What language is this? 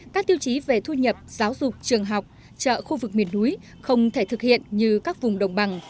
Vietnamese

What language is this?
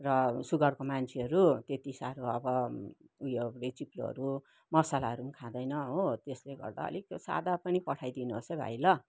Nepali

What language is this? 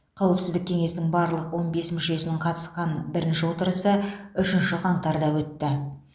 Kazakh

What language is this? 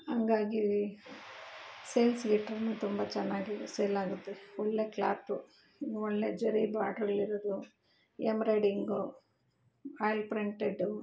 Kannada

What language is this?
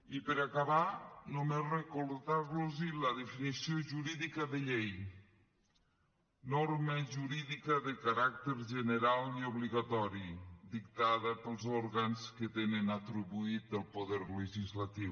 Catalan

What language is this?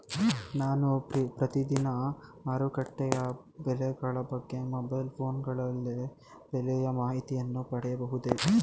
Kannada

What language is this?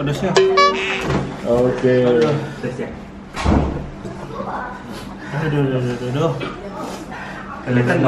Indonesian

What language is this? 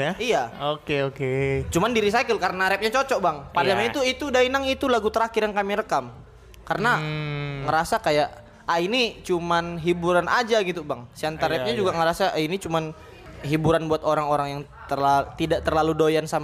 Indonesian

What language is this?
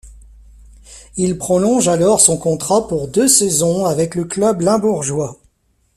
French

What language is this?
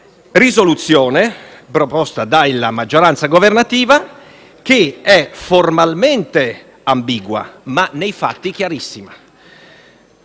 Italian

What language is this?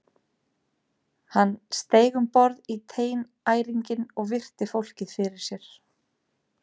Icelandic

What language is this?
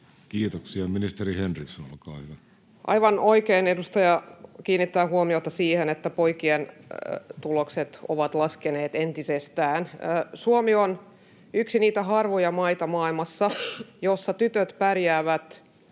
Finnish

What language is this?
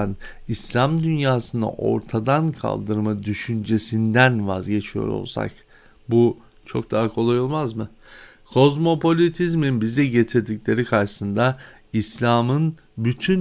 Turkish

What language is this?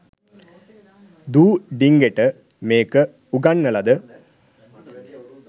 Sinhala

